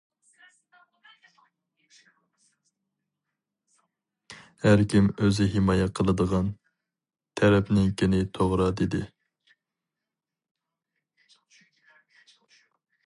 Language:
Uyghur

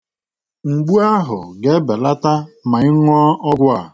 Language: Igbo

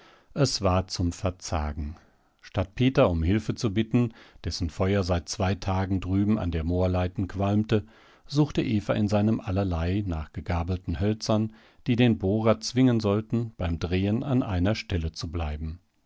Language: German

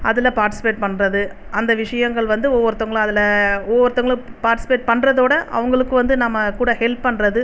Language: Tamil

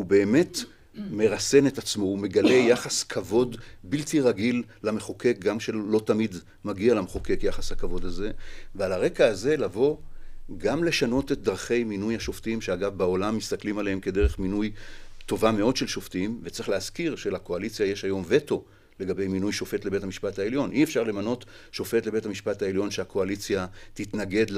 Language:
Hebrew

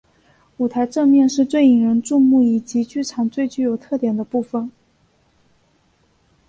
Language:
Chinese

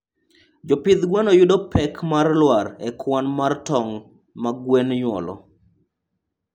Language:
Luo (Kenya and Tanzania)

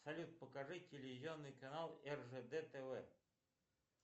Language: Russian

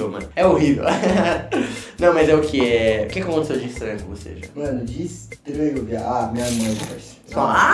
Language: Portuguese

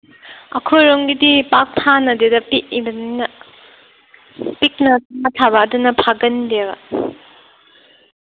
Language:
Manipuri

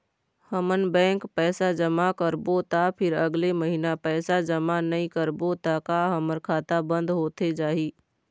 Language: Chhattisgarhi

